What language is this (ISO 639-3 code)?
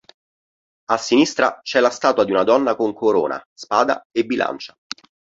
ita